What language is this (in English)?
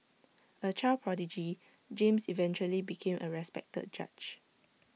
English